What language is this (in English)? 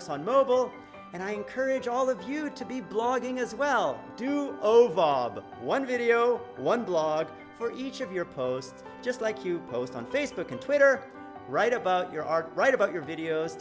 English